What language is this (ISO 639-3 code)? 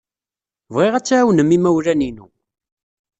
kab